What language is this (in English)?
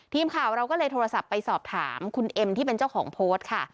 Thai